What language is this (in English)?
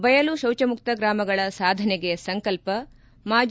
Kannada